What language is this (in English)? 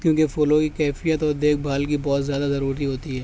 Urdu